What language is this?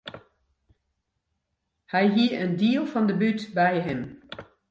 Western Frisian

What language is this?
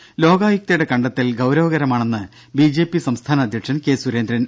Malayalam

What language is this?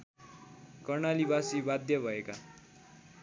Nepali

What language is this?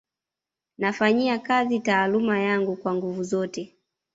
Swahili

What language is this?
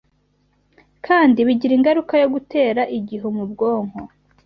Kinyarwanda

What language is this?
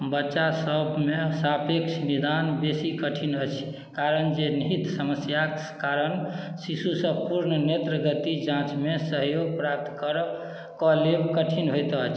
Maithili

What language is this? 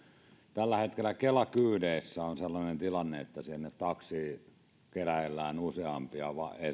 Finnish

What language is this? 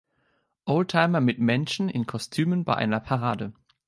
German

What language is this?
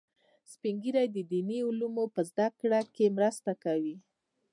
Pashto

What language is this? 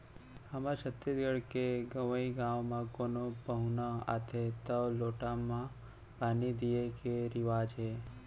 Chhattisgarhi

